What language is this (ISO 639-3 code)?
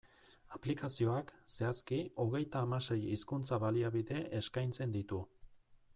eus